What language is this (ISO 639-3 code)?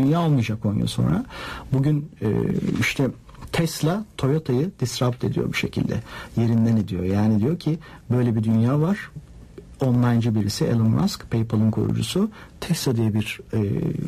tur